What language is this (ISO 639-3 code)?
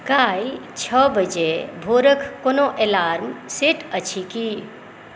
mai